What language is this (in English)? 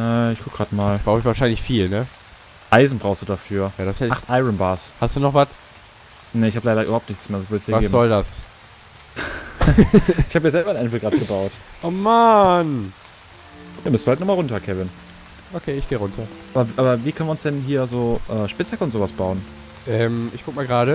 German